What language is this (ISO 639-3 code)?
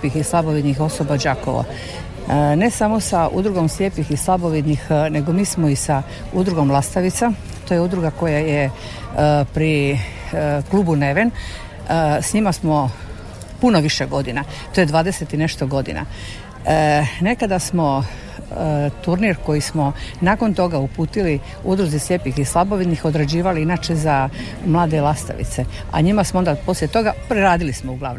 hrv